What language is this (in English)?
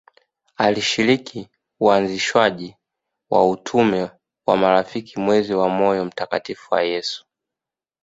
Swahili